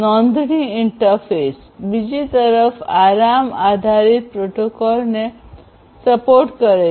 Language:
Gujarati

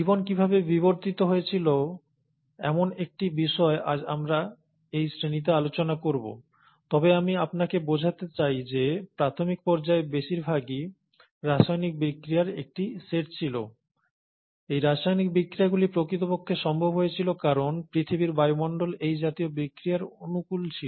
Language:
Bangla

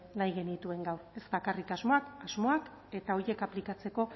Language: Basque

